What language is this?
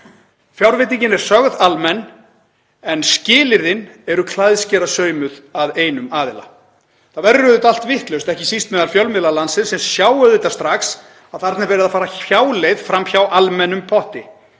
Icelandic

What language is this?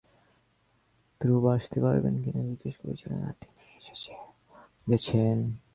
Bangla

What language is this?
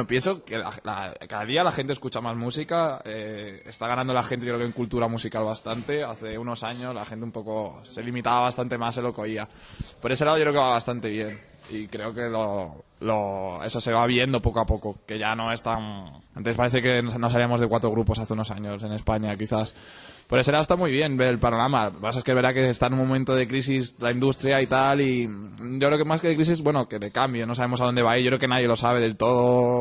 Spanish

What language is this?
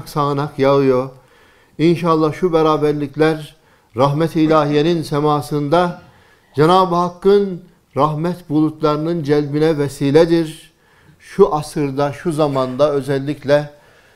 Turkish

